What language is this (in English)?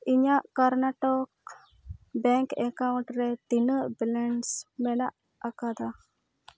Santali